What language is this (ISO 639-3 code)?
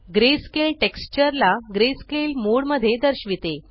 mar